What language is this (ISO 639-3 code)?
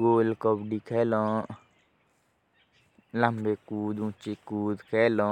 jns